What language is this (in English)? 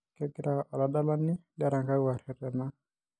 Masai